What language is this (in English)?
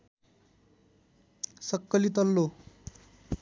Nepali